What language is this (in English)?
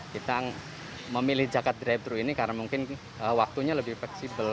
Indonesian